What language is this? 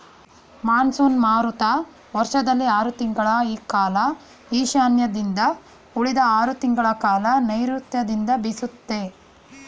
Kannada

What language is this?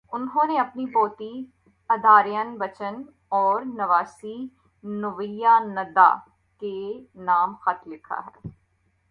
Urdu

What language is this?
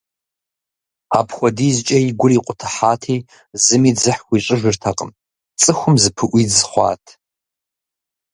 Kabardian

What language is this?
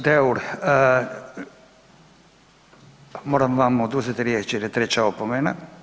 Croatian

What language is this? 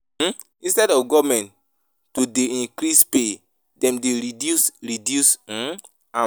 Nigerian Pidgin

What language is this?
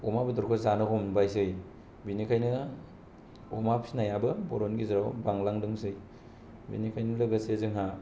Bodo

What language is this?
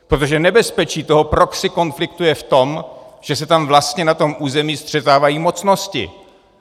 Czech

